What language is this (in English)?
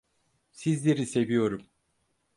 Turkish